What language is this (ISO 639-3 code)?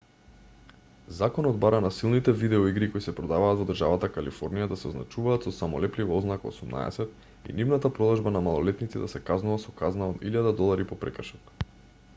mkd